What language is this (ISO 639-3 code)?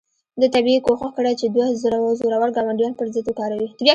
pus